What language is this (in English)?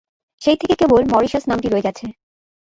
Bangla